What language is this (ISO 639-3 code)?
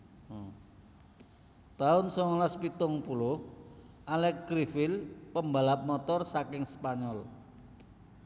jav